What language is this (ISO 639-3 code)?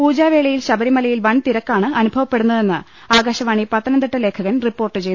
mal